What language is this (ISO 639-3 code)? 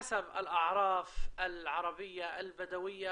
heb